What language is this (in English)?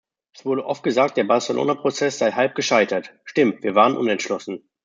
German